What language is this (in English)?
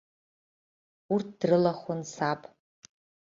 Abkhazian